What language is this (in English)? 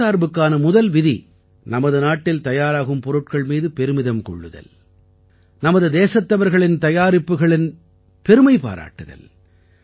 Tamil